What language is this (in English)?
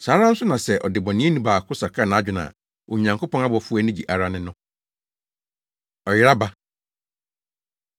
Akan